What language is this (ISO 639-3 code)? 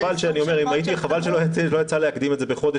heb